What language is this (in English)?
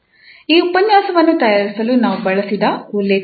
Kannada